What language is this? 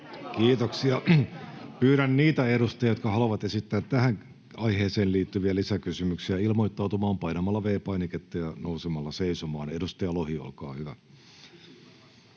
Finnish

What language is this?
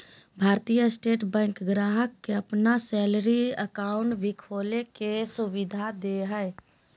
Magahi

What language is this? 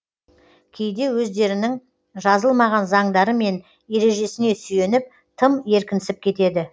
Kazakh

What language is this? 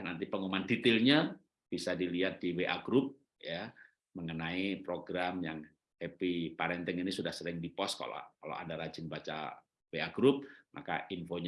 Indonesian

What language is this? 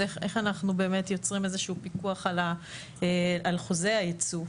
Hebrew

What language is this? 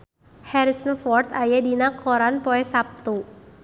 Sundanese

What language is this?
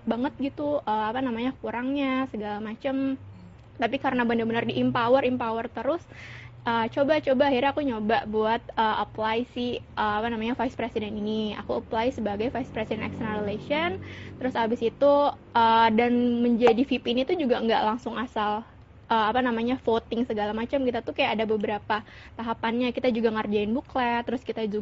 Indonesian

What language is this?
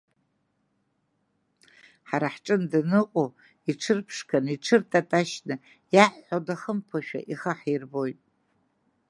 Abkhazian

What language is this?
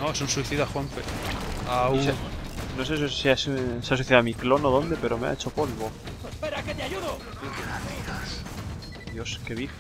Spanish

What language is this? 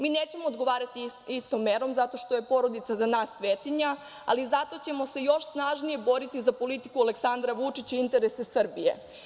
Serbian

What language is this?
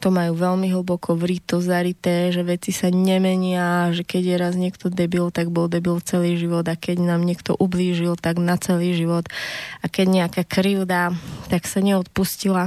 Slovak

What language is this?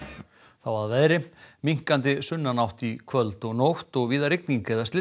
Icelandic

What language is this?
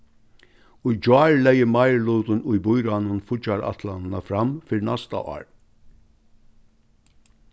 Faroese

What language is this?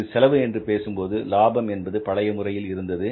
Tamil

